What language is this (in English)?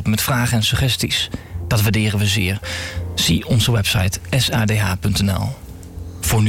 Dutch